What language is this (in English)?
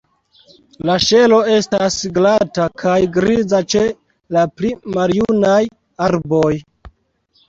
Esperanto